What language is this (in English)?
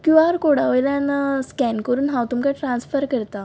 Konkani